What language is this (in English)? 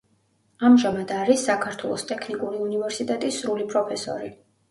Georgian